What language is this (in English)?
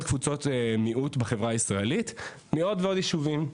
Hebrew